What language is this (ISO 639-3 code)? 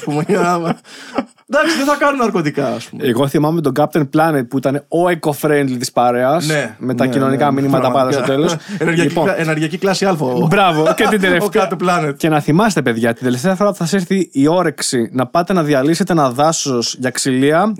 ell